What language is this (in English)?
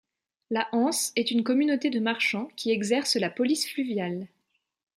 French